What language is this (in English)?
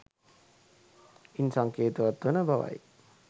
Sinhala